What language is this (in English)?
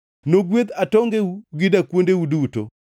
Luo (Kenya and Tanzania)